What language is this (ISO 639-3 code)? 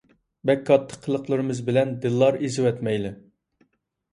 uig